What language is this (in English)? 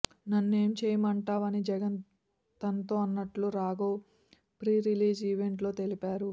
Telugu